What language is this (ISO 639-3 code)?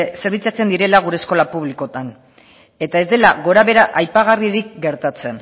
eus